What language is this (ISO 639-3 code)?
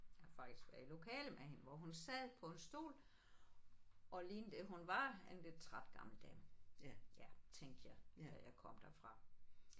dan